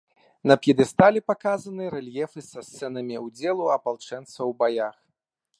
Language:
Belarusian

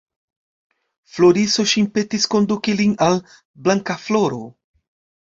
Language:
Esperanto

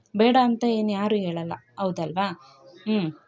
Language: Kannada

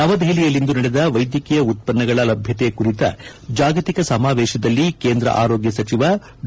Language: Kannada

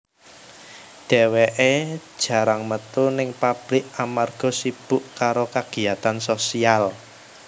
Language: Javanese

